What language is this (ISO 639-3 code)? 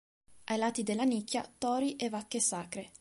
ita